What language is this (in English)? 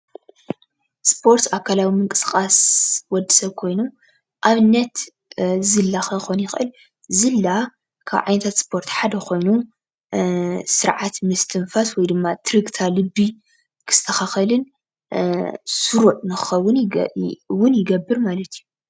Tigrinya